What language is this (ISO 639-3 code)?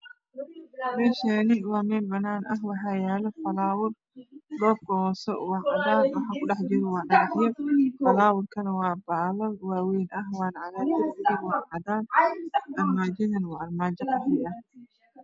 som